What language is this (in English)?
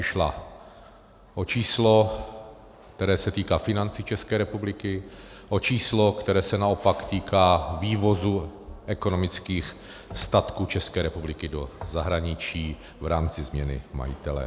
Czech